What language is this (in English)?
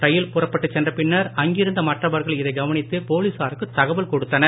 Tamil